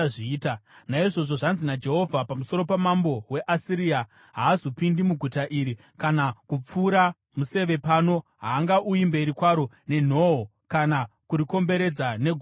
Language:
Shona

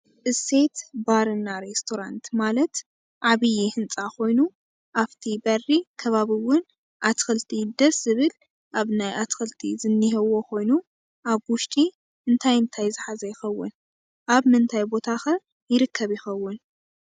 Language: Tigrinya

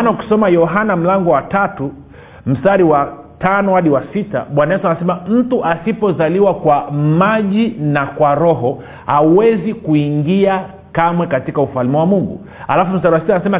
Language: Swahili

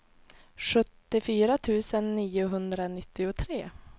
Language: Swedish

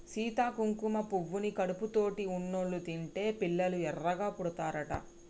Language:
Telugu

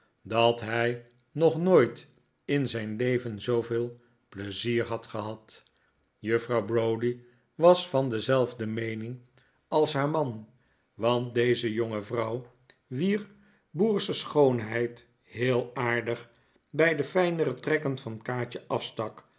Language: Dutch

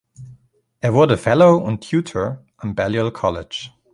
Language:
German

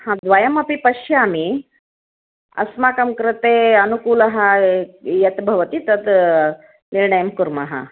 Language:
Sanskrit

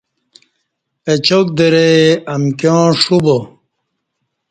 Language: Kati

